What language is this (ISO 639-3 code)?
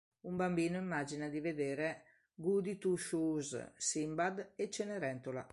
ita